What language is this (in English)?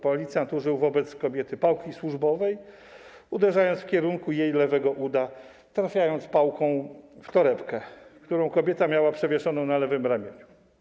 Polish